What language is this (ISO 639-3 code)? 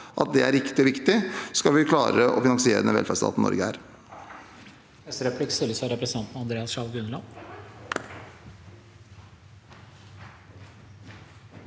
nor